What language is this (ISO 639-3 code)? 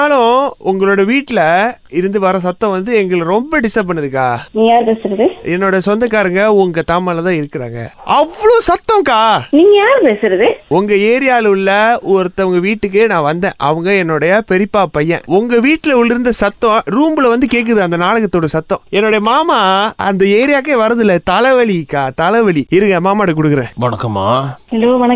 tam